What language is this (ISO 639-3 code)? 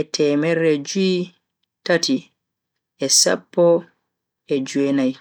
fui